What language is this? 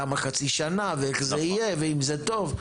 Hebrew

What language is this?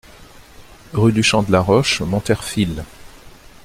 French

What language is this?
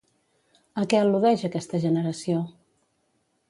Catalan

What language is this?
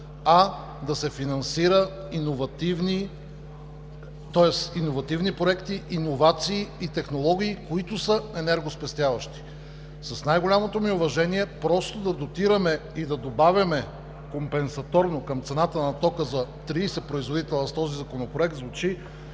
Bulgarian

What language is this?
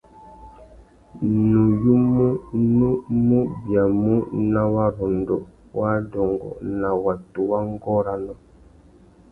Tuki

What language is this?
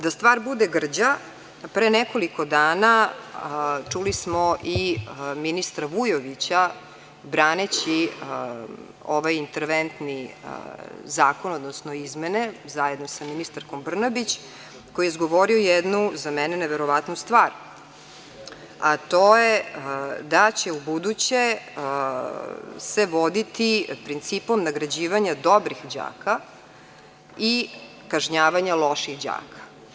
Serbian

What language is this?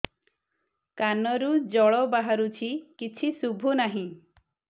Odia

